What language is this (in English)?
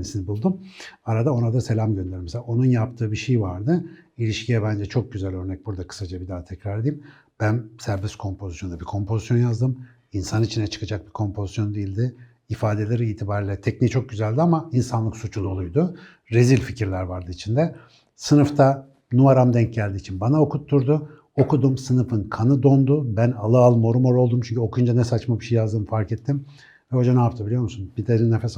Turkish